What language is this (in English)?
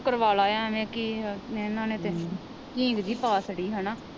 Punjabi